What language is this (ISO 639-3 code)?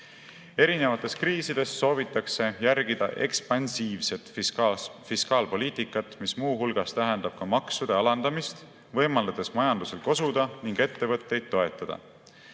est